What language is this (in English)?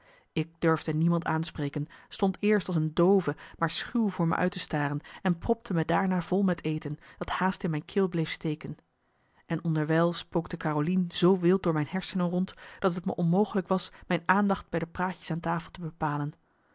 Dutch